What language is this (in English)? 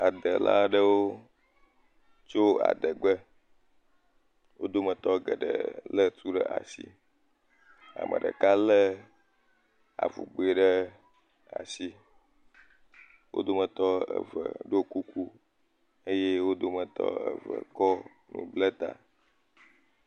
Ewe